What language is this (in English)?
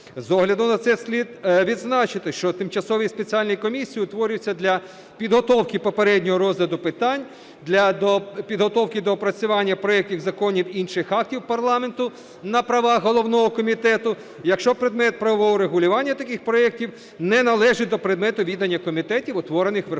Ukrainian